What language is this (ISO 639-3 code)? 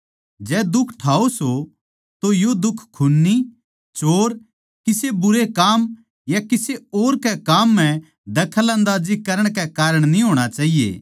bgc